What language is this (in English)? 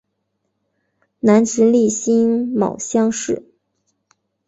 Chinese